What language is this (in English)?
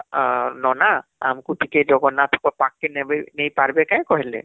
Odia